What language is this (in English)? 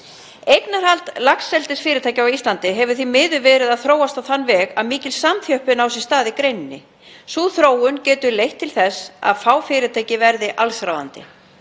Icelandic